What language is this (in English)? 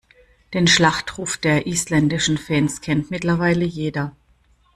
German